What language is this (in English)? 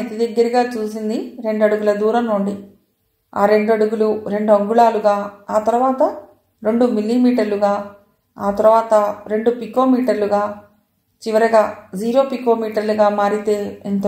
Telugu